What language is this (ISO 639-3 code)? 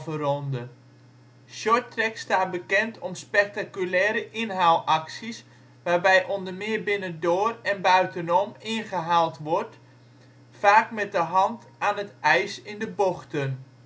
nld